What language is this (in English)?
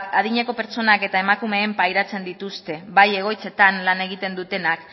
Basque